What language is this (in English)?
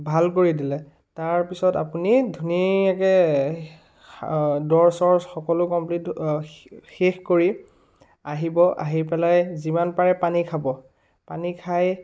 Assamese